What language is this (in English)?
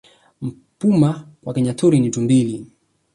Swahili